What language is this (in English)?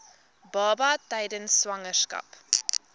Afrikaans